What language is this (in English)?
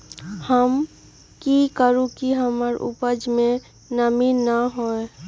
Magahi